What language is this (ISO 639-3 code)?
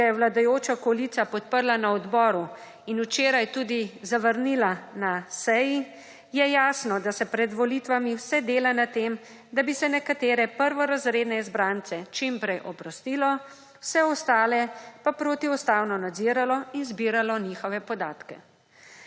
slv